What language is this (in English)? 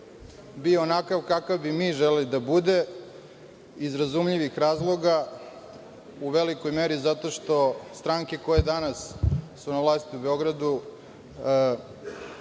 Serbian